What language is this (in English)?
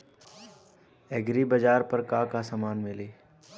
Bhojpuri